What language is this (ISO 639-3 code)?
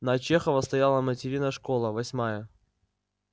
rus